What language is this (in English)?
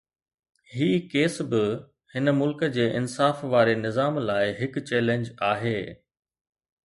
Sindhi